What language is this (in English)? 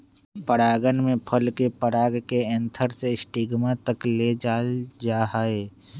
Magahi